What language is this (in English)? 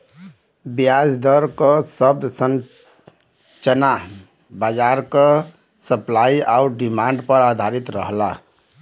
Bhojpuri